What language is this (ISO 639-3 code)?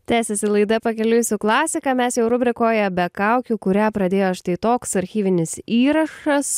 lit